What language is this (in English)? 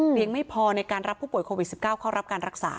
Thai